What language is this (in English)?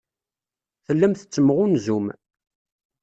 Kabyle